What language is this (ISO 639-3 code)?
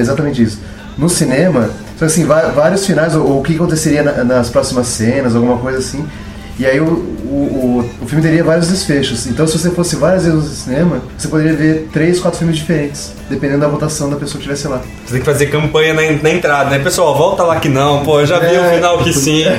por